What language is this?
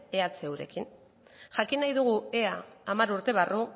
Basque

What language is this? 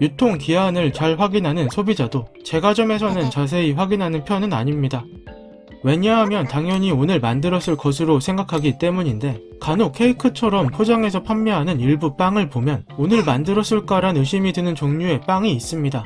Korean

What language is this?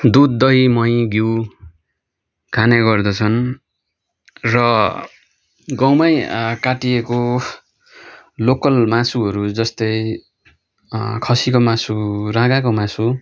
Nepali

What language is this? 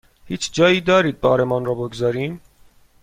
Persian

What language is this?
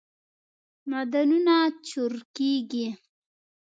Pashto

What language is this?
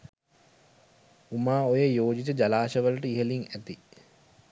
Sinhala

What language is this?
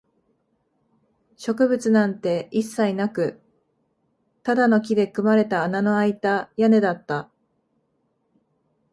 Japanese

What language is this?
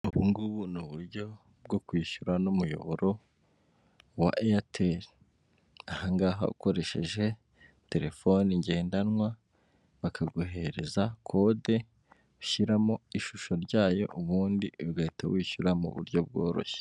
Kinyarwanda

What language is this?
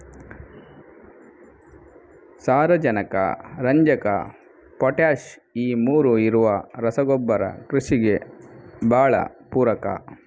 Kannada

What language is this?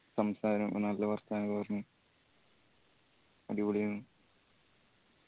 Malayalam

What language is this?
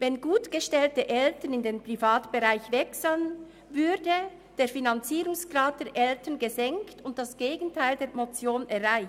Swiss German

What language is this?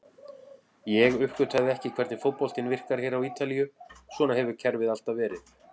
Icelandic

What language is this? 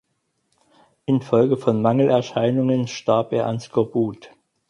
German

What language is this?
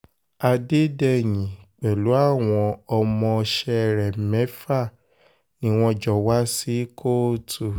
Yoruba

